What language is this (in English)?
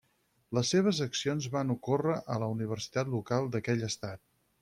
Catalan